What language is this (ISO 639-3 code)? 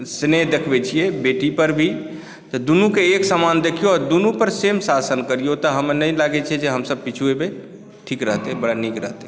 mai